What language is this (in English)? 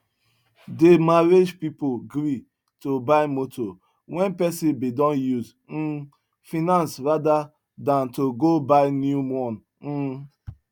Nigerian Pidgin